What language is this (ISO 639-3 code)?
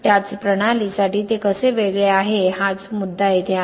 mar